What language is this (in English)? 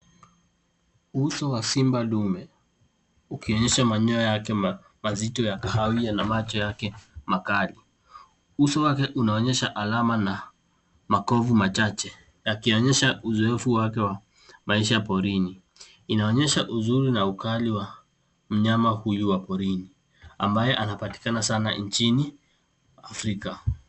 Swahili